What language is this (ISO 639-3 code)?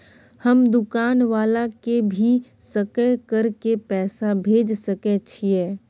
mai